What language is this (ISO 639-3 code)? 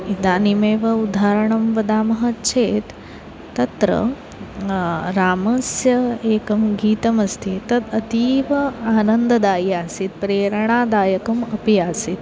san